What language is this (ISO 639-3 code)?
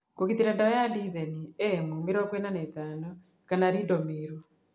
kik